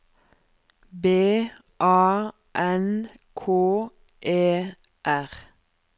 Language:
Norwegian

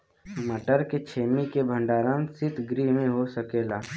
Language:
Bhojpuri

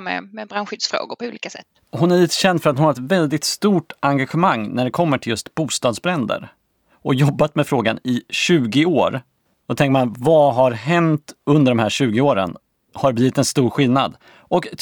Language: Swedish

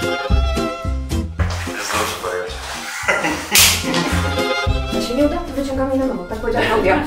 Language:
Polish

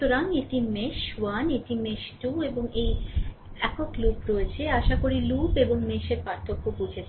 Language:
Bangla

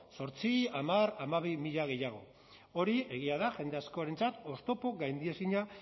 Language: Basque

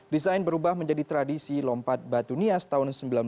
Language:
Indonesian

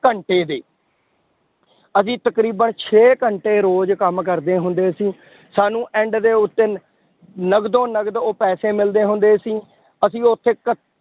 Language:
Punjabi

